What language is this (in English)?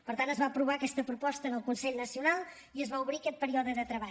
Catalan